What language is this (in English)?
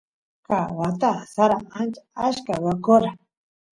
Santiago del Estero Quichua